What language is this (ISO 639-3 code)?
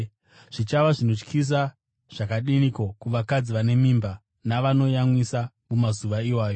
sna